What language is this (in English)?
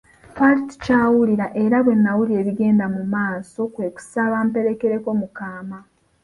Ganda